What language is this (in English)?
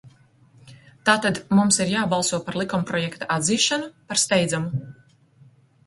Latvian